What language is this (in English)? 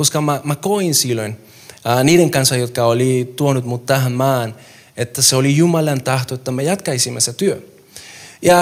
Finnish